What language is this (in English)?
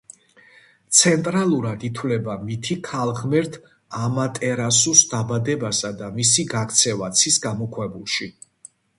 Georgian